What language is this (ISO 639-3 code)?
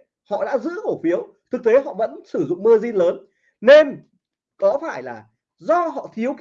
vie